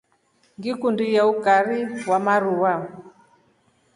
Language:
Rombo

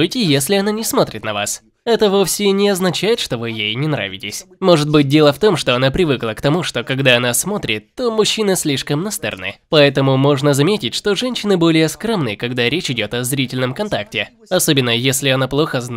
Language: Russian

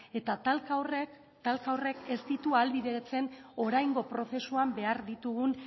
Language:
Basque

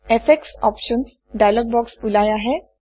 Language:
Assamese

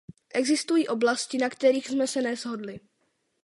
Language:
Czech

